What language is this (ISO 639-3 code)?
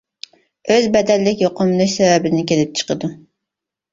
uig